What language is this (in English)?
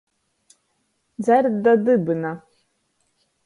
Latgalian